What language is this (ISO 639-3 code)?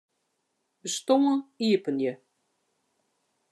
fry